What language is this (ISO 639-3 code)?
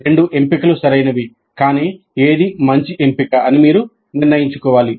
tel